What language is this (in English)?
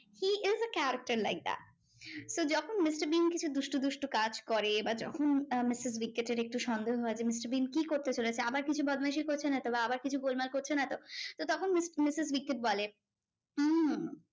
Bangla